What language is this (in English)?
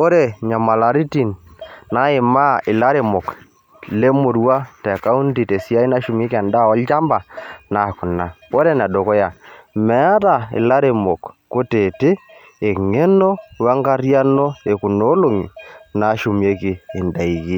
Masai